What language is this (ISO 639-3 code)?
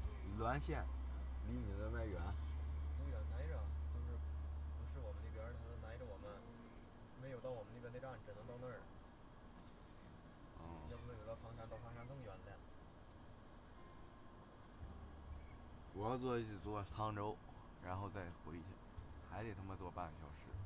zho